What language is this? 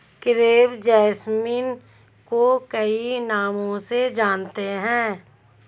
Hindi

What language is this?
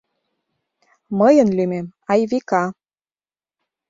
Mari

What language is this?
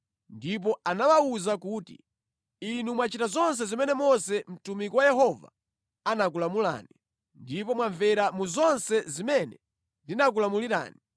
Nyanja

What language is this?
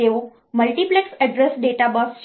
Gujarati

